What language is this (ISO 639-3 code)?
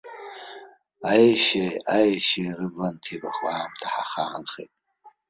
abk